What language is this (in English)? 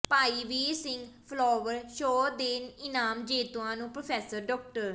Punjabi